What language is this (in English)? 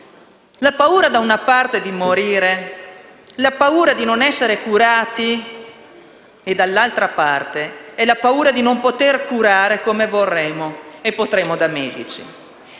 Italian